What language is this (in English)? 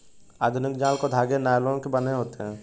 Hindi